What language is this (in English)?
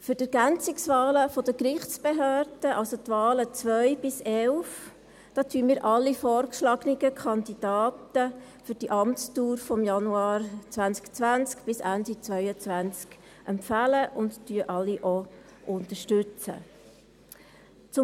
Swiss German